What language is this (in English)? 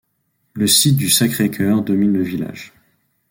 French